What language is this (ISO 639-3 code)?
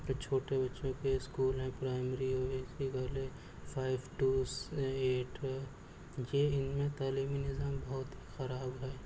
urd